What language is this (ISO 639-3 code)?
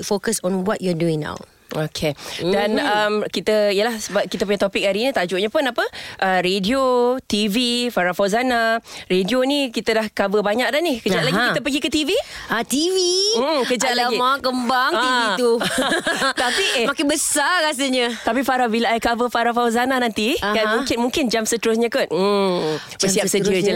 msa